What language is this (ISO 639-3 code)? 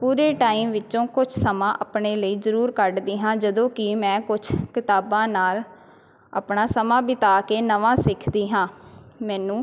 pan